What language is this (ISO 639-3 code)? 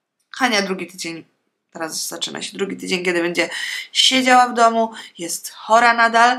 pol